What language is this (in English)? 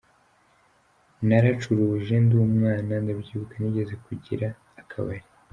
Kinyarwanda